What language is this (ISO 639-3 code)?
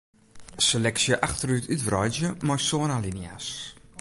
fry